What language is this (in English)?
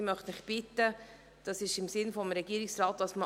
Swiss German